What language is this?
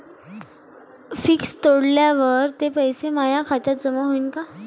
Marathi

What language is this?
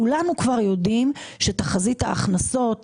Hebrew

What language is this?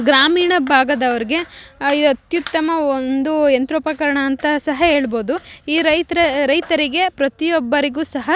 Kannada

